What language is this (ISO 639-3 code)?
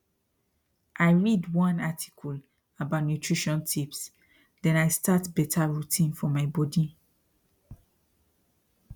pcm